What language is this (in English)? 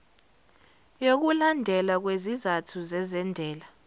Zulu